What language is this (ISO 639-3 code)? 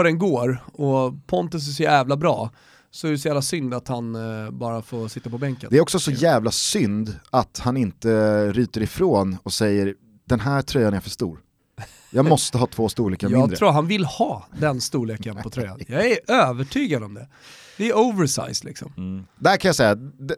swe